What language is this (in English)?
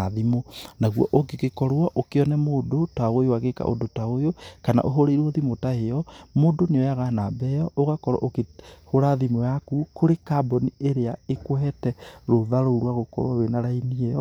Kikuyu